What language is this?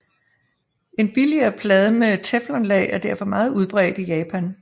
Danish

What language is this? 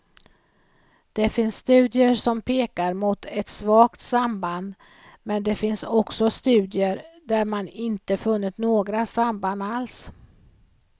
Swedish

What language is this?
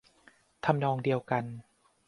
Thai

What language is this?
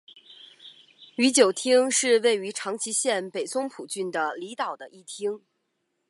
Chinese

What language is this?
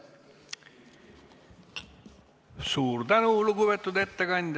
Estonian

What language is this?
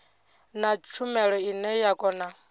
Venda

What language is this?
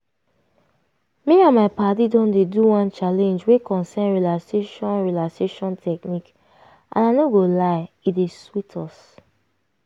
Nigerian Pidgin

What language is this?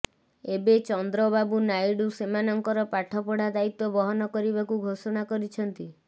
Odia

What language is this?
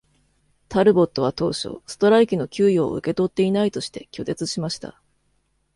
Japanese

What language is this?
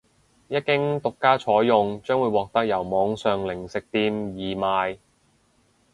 Cantonese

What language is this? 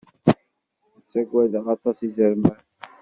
Kabyle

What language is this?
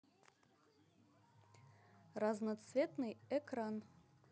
Russian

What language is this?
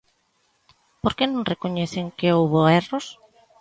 Galician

